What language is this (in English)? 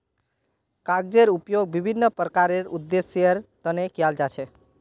Magahi